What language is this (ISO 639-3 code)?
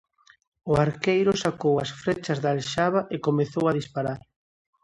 glg